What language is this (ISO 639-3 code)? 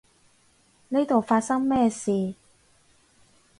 yue